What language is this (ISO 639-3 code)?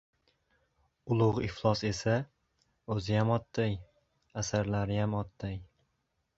uzb